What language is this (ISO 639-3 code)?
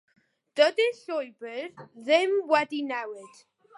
cym